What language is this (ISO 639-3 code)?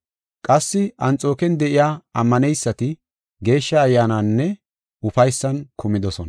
gof